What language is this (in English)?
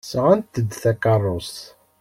Kabyle